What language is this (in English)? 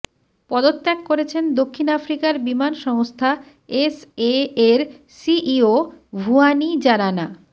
Bangla